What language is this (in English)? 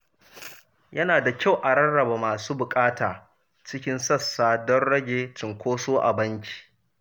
Hausa